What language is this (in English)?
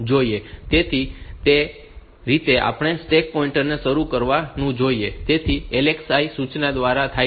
Gujarati